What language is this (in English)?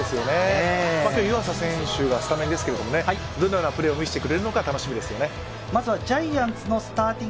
Japanese